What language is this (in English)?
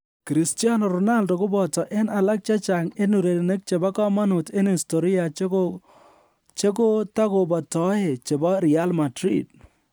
Kalenjin